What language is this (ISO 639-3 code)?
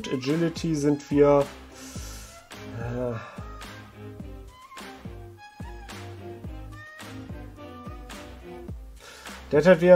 deu